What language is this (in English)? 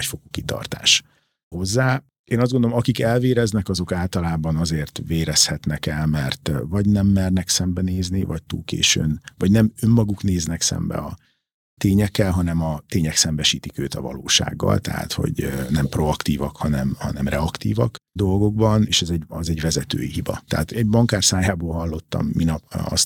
Hungarian